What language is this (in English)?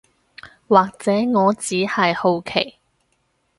Cantonese